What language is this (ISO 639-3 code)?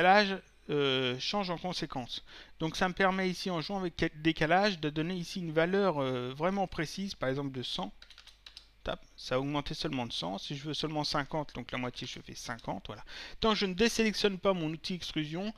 fra